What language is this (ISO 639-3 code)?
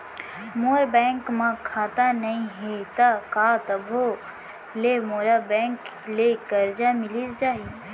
hne